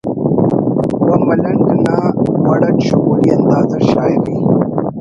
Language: Brahui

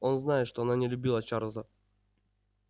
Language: Russian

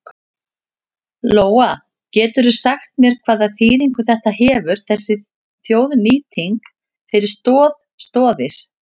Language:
Icelandic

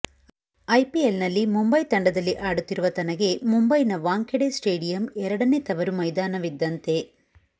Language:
Kannada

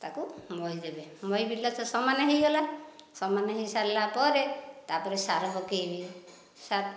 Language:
Odia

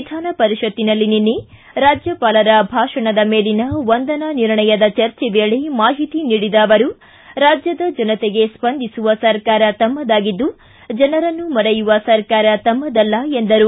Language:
Kannada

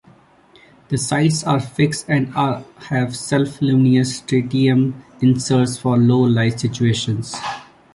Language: English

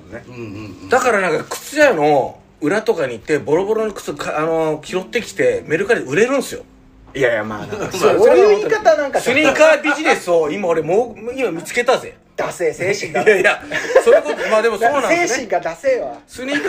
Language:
Japanese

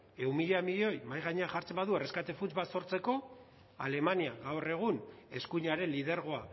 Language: Basque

